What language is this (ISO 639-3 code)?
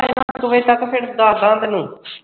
pan